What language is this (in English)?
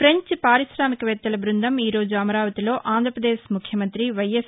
Telugu